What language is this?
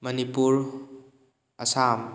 Manipuri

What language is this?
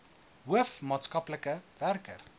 Afrikaans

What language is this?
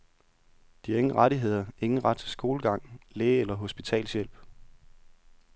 Danish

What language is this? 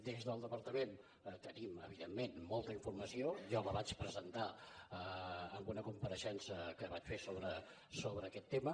Catalan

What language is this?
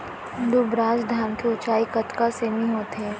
Chhattisgarhi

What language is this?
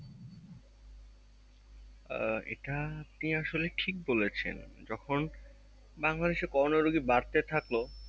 Bangla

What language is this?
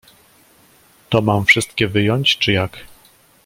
Polish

